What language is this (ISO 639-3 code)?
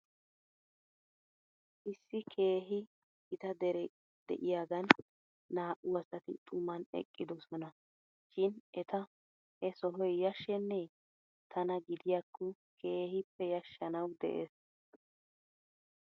wal